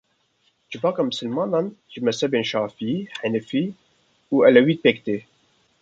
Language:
Kurdish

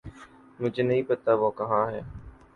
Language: Urdu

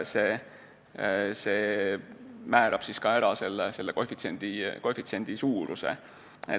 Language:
Estonian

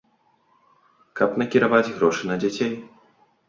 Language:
Belarusian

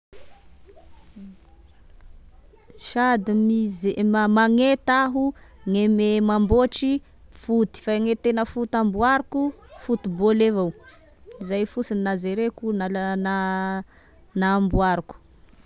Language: Tesaka Malagasy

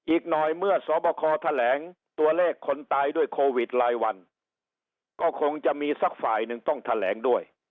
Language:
Thai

